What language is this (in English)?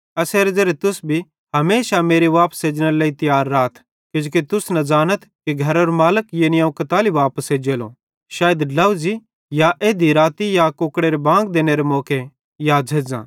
Bhadrawahi